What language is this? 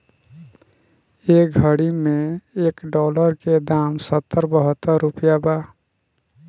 Bhojpuri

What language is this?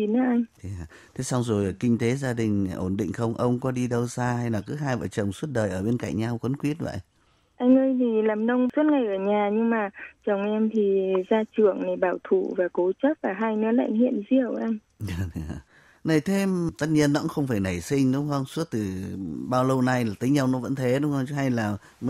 Vietnamese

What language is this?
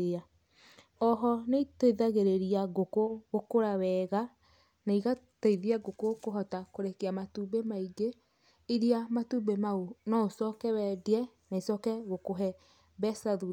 Kikuyu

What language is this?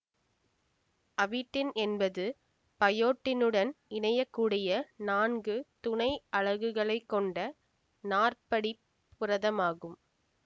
Tamil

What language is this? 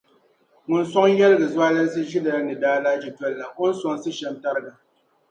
Dagbani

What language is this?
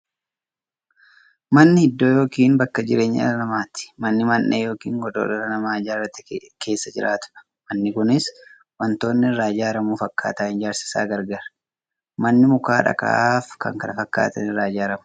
Oromo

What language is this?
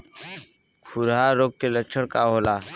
Bhojpuri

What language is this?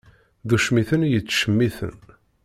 Kabyle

